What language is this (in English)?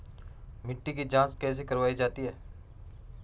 Hindi